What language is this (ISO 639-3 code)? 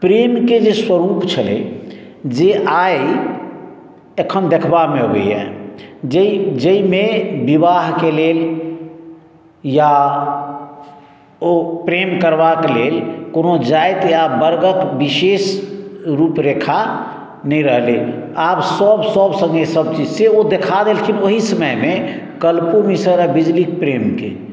mai